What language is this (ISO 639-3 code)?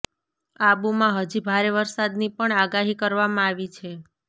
guj